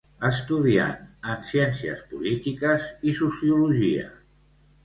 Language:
Catalan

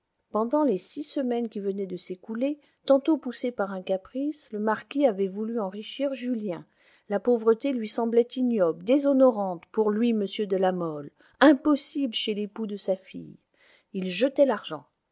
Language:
French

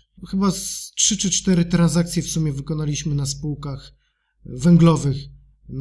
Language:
Polish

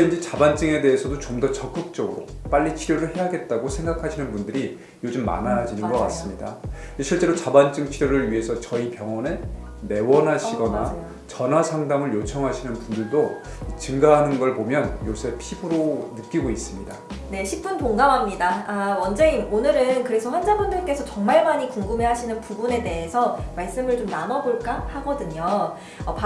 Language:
Korean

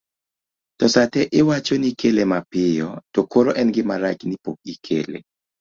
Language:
Luo (Kenya and Tanzania)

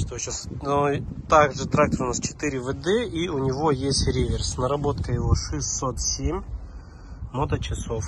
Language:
Russian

